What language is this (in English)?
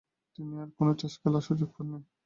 Bangla